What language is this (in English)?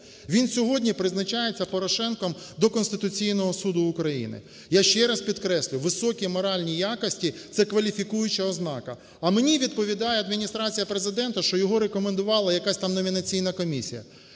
Ukrainian